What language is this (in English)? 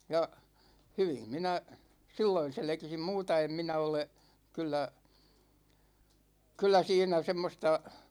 Finnish